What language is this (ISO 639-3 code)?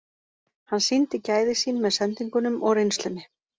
isl